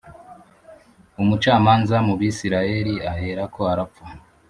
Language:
Kinyarwanda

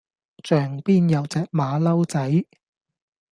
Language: Cantonese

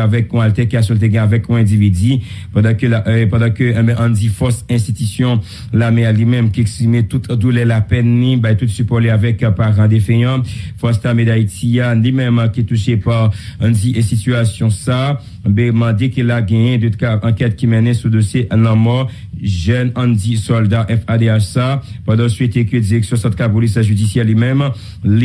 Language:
French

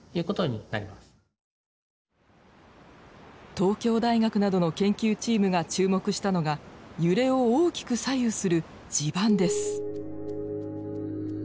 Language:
Japanese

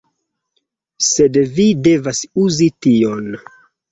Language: Esperanto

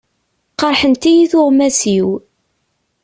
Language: Kabyle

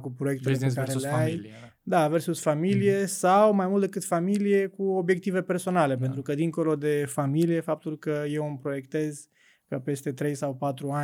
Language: Romanian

